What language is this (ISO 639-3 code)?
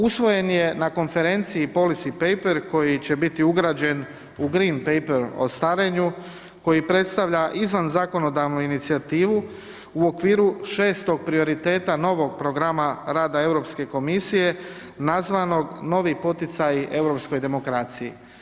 hrv